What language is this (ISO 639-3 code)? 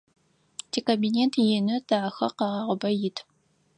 ady